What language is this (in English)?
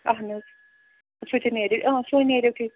Kashmiri